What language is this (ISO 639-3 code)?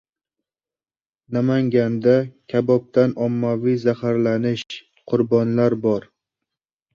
uzb